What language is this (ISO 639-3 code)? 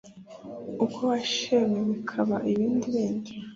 kin